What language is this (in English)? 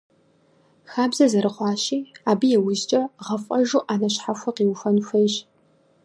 Kabardian